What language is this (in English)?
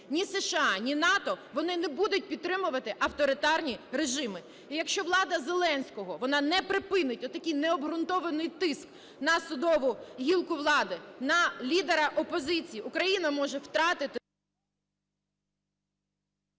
Ukrainian